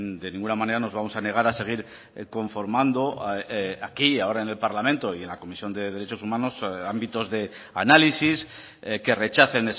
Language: Spanish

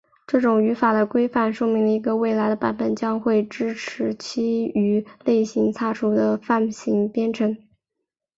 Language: Chinese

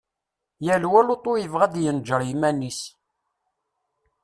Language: Kabyle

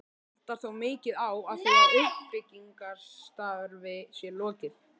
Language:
Icelandic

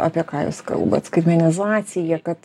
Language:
Lithuanian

